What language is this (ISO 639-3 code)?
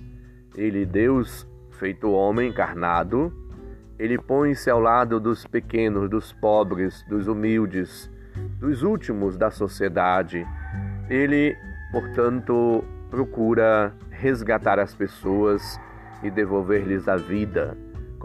por